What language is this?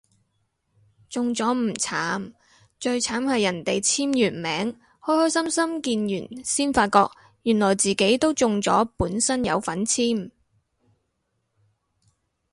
Cantonese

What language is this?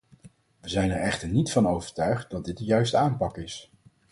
Dutch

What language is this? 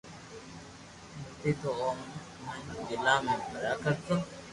Loarki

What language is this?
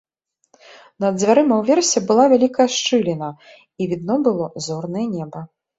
Belarusian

